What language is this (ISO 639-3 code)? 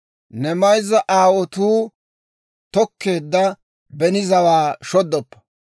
dwr